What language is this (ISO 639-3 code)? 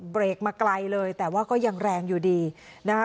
tha